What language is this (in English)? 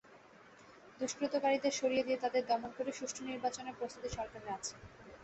Bangla